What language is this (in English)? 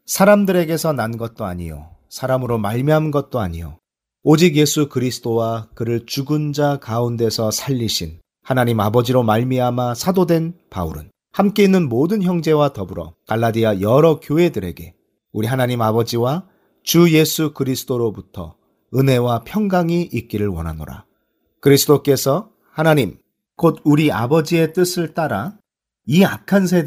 Korean